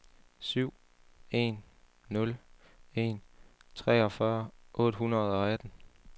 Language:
Danish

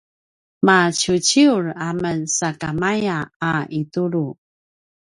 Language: Paiwan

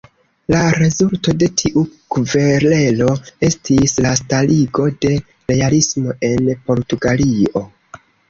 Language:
Esperanto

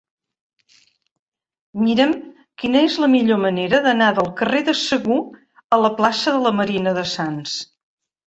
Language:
Catalan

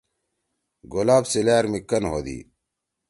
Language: Torwali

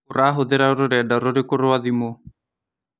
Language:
Kikuyu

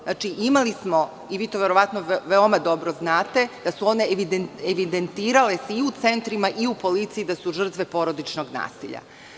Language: Serbian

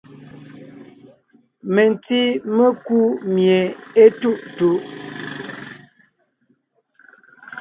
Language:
Ngiemboon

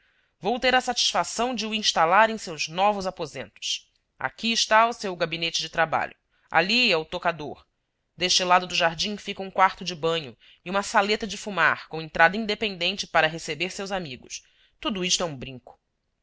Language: Portuguese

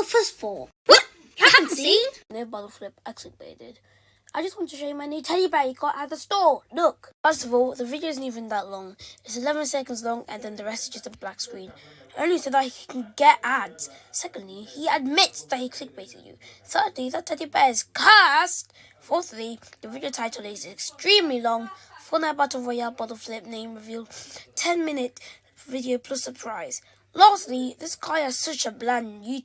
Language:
English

